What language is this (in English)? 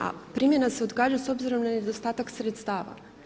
Croatian